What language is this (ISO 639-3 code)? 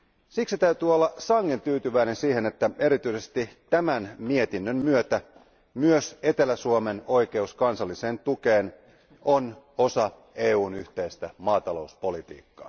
fin